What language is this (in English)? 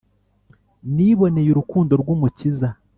Kinyarwanda